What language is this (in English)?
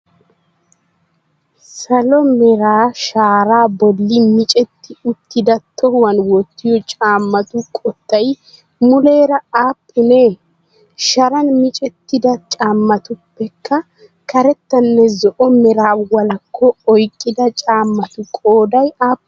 Wolaytta